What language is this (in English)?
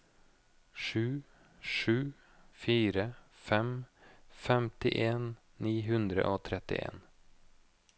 Norwegian